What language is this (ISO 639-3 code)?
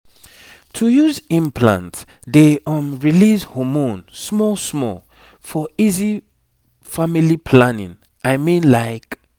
pcm